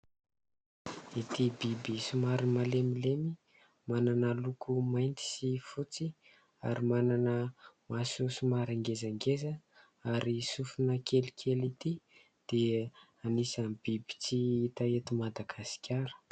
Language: Malagasy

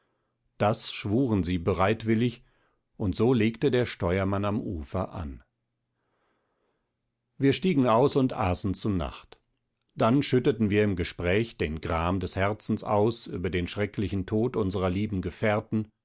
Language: German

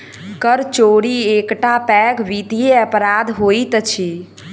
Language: Maithili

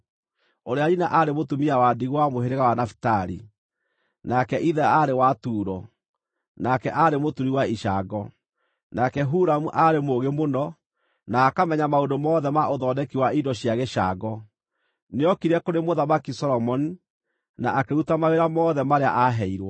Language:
Kikuyu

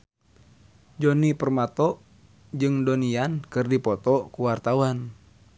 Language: Sundanese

